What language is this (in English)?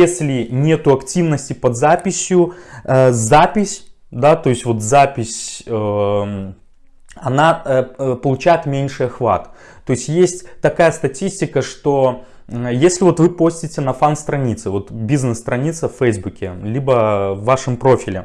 Russian